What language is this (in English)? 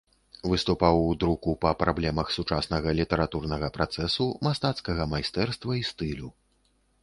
Belarusian